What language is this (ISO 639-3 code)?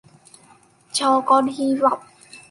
vie